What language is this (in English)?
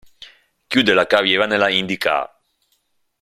Italian